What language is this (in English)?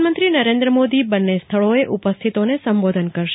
Gujarati